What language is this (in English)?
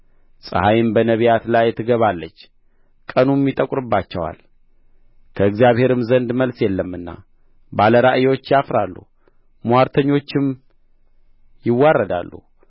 Amharic